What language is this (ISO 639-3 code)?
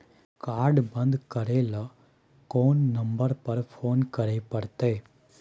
mai